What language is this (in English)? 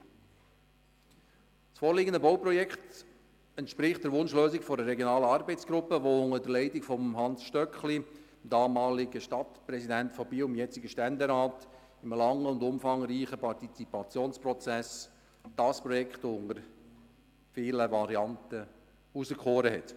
Swiss German